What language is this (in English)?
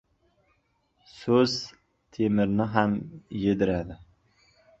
Uzbek